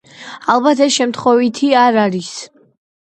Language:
Georgian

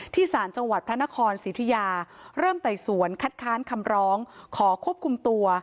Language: Thai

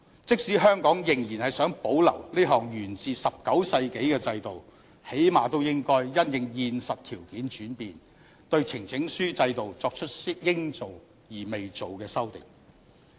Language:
Cantonese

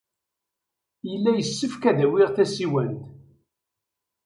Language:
Kabyle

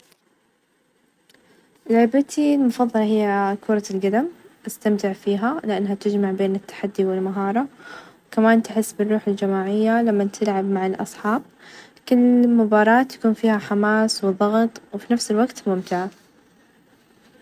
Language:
Najdi Arabic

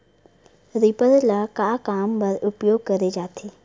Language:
Chhattisgarhi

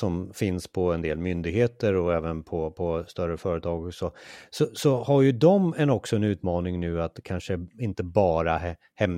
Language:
Swedish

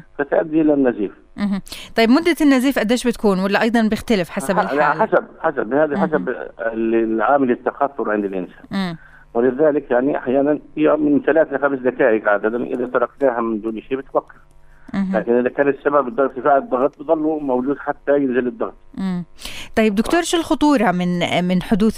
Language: Arabic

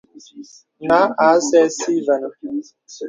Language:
Bebele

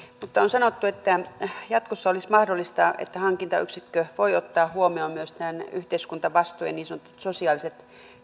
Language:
Finnish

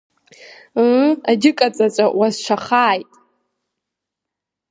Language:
Abkhazian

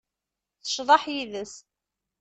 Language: Kabyle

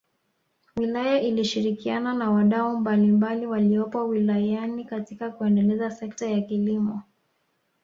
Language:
Swahili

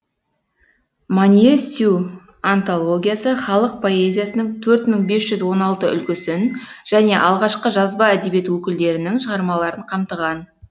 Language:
Kazakh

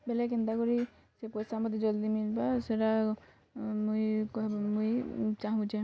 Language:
Odia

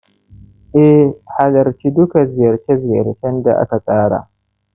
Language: Hausa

